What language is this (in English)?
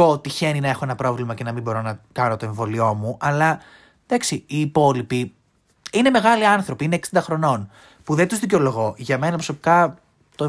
Greek